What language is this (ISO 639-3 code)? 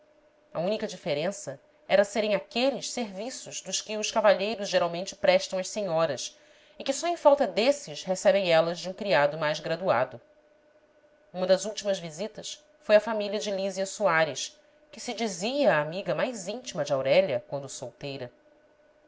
por